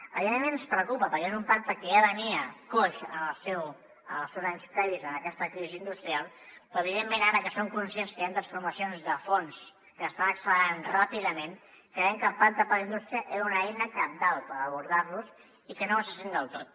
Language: Catalan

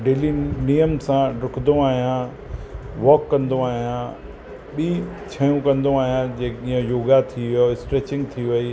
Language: Sindhi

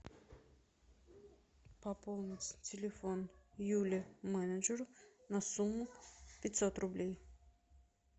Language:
Russian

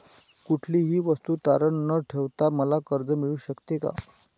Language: Marathi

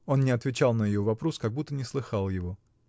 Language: Russian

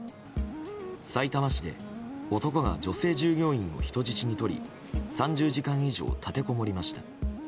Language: Japanese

